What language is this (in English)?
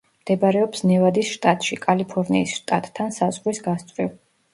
Georgian